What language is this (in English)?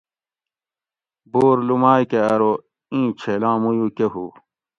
Gawri